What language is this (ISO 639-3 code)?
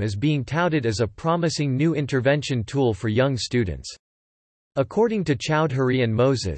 eng